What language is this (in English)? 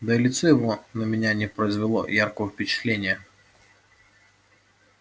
Russian